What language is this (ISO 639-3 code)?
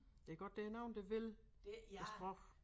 dan